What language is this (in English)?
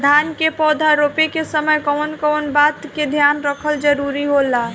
Bhojpuri